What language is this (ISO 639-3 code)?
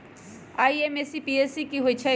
mag